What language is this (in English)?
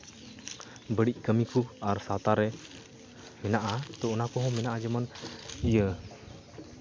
Santali